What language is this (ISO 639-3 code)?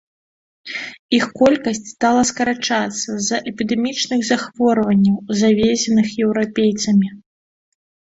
bel